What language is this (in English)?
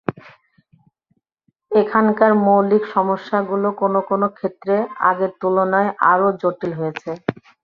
Bangla